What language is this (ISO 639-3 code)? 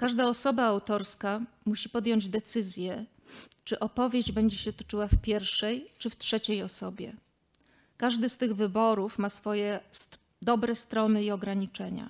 pol